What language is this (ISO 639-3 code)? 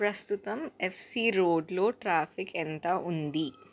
tel